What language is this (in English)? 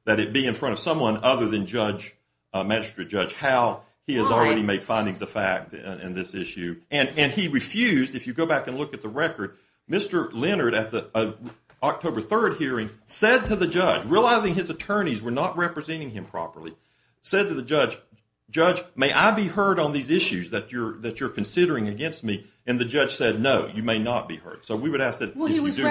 English